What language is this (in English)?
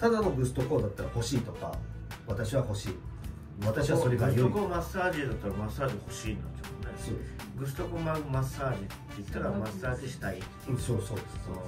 Japanese